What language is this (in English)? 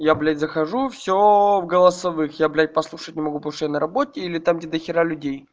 Russian